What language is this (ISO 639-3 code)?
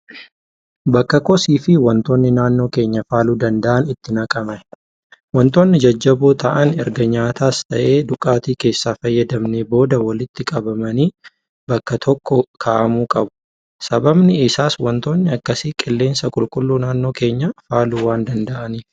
orm